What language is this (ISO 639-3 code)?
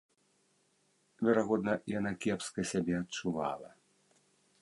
bel